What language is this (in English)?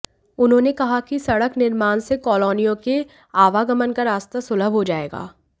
Hindi